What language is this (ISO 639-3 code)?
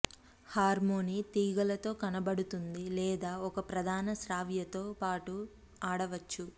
tel